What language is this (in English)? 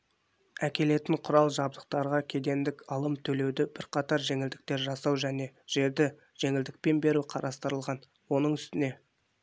Kazakh